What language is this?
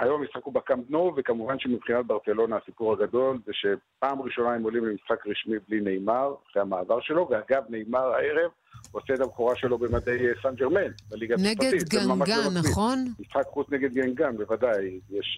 Hebrew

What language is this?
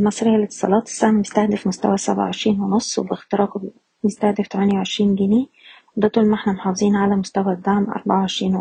Arabic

